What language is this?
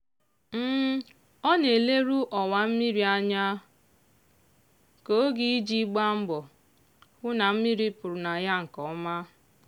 Igbo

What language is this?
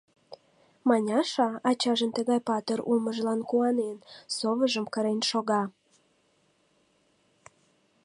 Mari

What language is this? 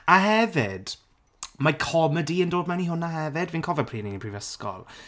Welsh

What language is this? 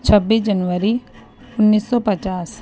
Urdu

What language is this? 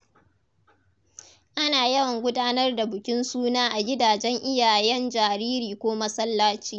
Hausa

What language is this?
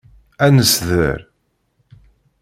Kabyle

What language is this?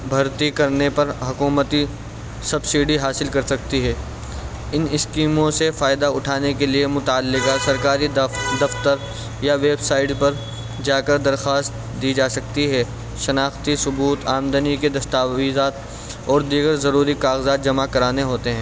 Urdu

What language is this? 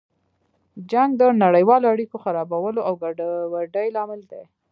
Pashto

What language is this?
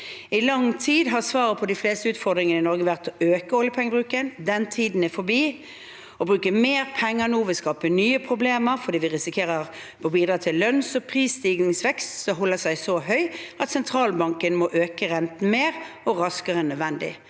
Norwegian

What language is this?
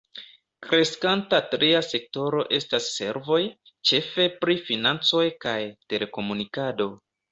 Esperanto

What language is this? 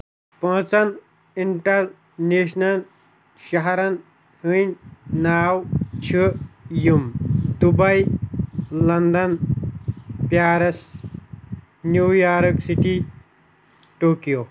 Kashmiri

